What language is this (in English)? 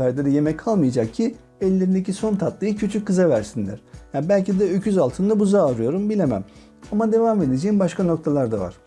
Turkish